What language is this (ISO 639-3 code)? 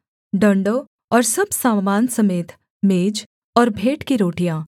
hin